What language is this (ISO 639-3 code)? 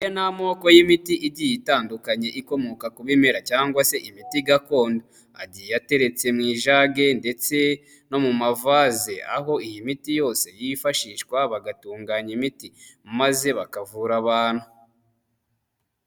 kin